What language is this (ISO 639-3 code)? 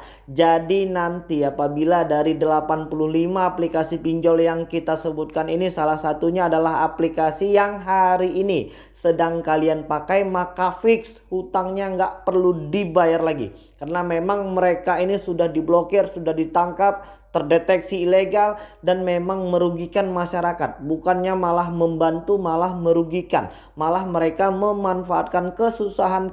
ind